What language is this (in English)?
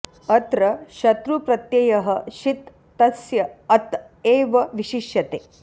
Sanskrit